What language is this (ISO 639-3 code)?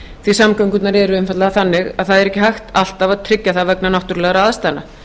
isl